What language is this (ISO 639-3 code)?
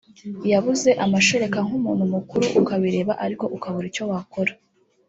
kin